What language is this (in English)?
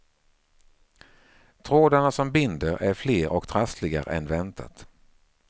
Swedish